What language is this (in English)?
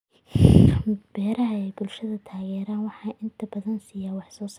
Somali